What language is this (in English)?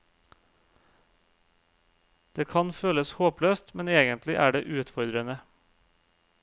Norwegian